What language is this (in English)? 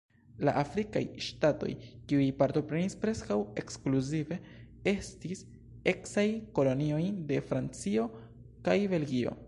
Esperanto